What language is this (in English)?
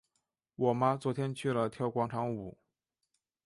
Chinese